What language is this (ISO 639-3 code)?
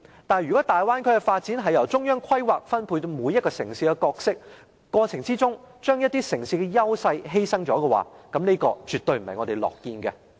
yue